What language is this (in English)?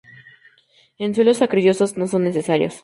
Spanish